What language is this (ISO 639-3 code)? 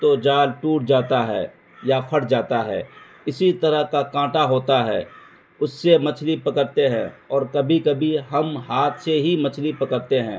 urd